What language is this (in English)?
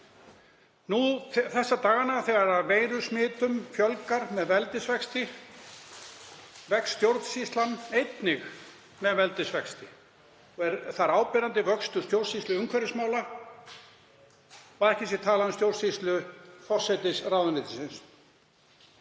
Icelandic